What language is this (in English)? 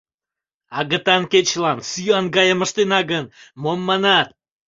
Mari